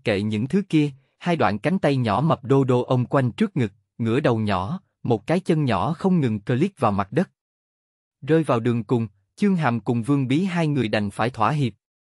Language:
Vietnamese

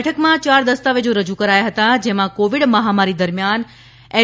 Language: Gujarati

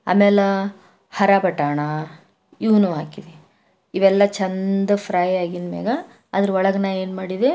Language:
Kannada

